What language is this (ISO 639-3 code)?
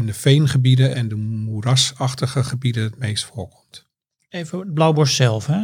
nld